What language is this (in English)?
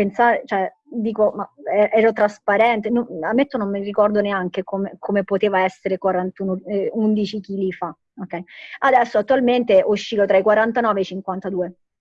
Italian